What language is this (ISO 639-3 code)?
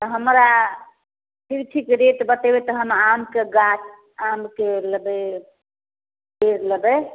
mai